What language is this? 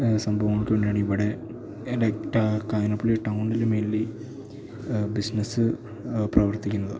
Malayalam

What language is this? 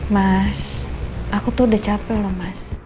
Indonesian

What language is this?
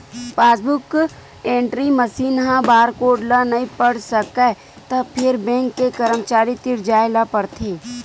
Chhattisgarhi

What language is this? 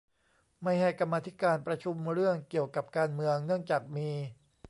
Thai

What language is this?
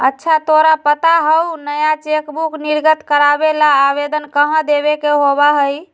Magahi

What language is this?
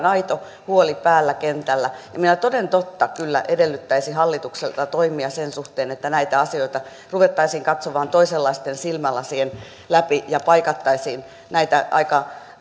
Finnish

